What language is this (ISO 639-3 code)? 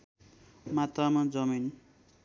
nep